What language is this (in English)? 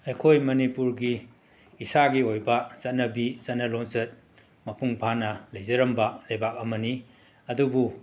Manipuri